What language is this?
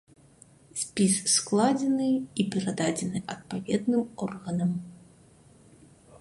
Belarusian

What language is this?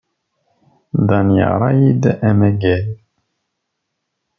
Kabyle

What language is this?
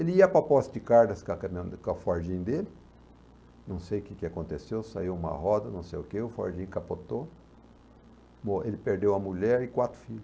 Portuguese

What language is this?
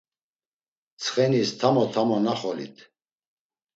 Laz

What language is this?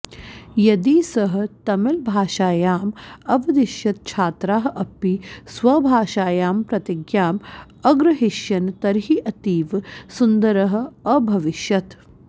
Sanskrit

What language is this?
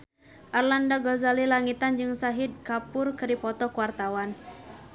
Sundanese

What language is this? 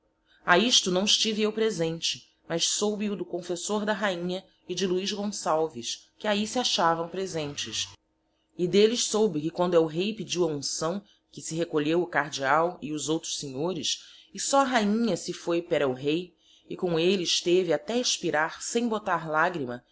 Portuguese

